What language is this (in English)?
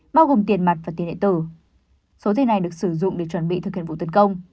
Vietnamese